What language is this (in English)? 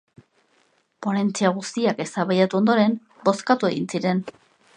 Basque